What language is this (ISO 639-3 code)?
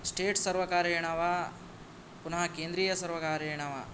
san